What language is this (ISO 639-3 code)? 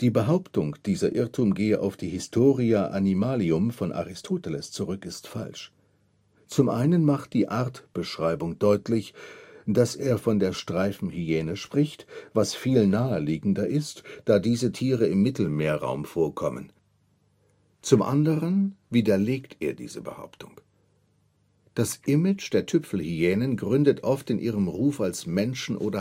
deu